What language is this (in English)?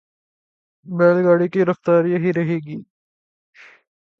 Urdu